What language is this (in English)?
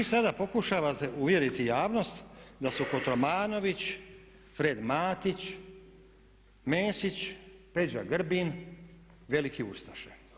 Croatian